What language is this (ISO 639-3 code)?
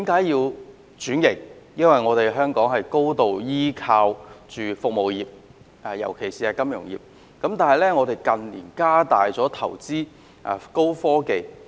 yue